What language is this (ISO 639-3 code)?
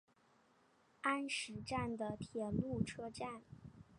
zho